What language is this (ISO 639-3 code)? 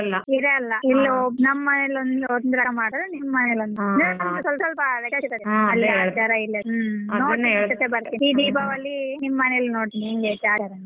kan